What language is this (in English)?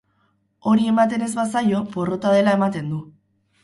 Basque